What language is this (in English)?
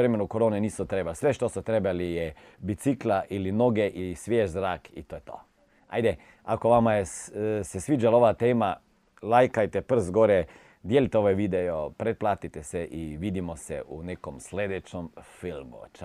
Croatian